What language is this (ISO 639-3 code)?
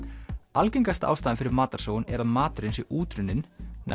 isl